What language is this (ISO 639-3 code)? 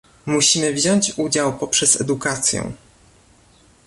pol